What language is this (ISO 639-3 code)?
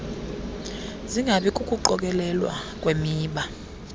xho